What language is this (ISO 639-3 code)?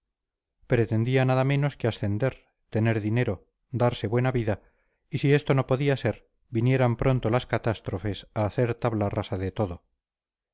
spa